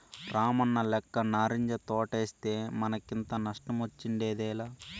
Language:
Telugu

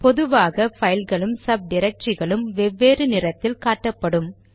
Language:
Tamil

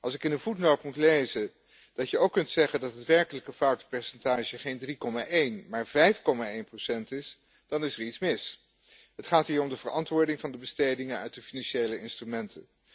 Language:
Dutch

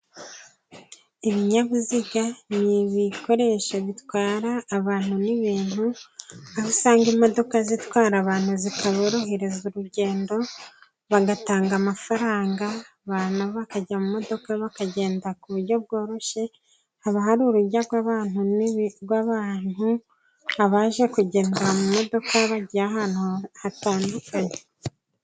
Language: Kinyarwanda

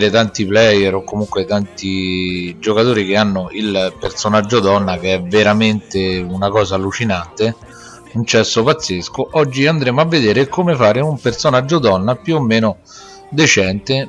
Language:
Italian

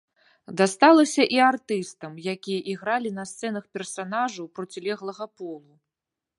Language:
Belarusian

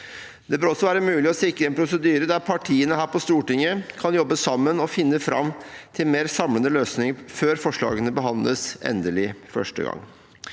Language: Norwegian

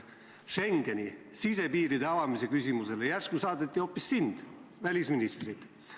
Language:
Estonian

